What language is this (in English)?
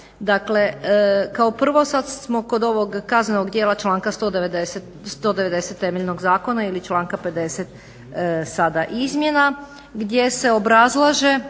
Croatian